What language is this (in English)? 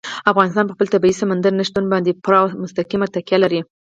Pashto